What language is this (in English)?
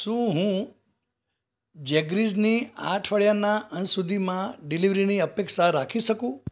Gujarati